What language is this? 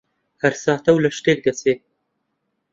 Central Kurdish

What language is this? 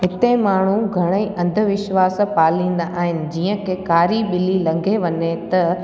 Sindhi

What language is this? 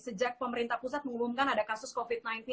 Indonesian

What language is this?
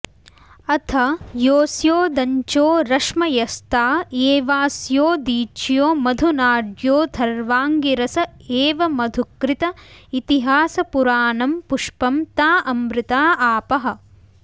Sanskrit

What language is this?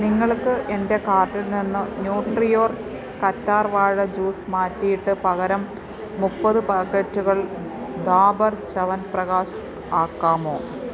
Malayalam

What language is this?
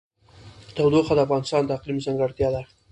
Pashto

